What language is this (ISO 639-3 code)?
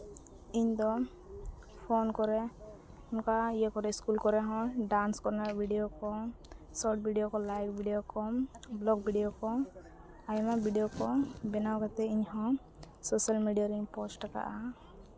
sat